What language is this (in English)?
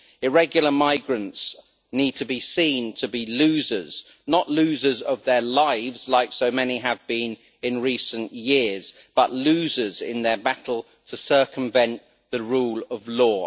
English